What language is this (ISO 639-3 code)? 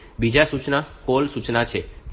guj